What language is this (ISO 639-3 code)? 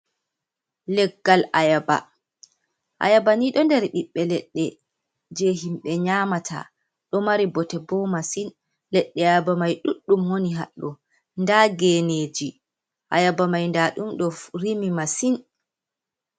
ful